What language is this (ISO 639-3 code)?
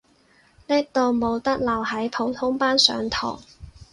yue